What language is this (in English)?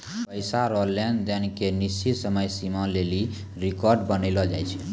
Maithili